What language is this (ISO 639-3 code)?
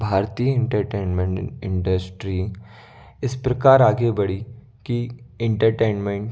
hin